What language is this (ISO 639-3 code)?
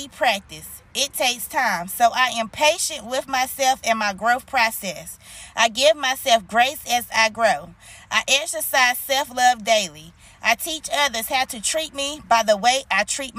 eng